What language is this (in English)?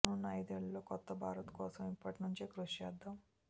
Telugu